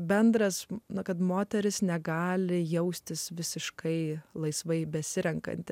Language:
Lithuanian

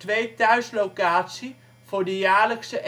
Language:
Dutch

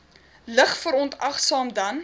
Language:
Afrikaans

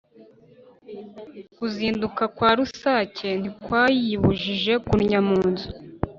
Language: Kinyarwanda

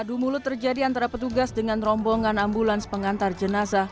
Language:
Indonesian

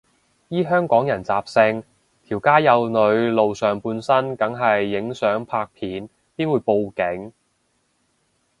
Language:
Cantonese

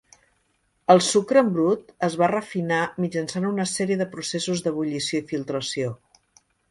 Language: Catalan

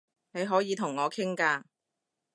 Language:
Cantonese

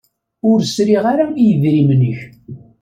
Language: Kabyle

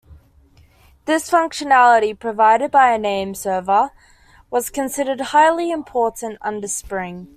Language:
English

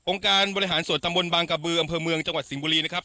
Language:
Thai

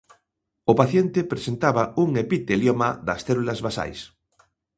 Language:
Galician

